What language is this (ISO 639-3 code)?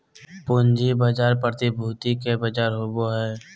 mag